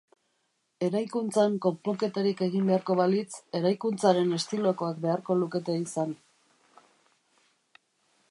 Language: Basque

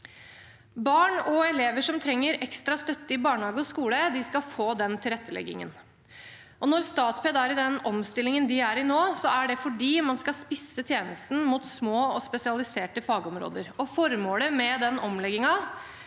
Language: Norwegian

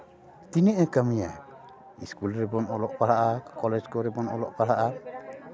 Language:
Santali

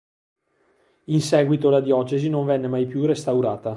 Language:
Italian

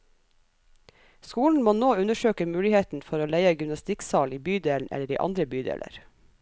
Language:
Norwegian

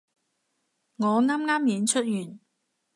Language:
Cantonese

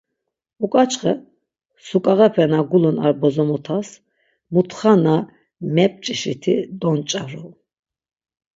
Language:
Laz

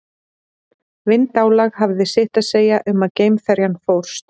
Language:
Icelandic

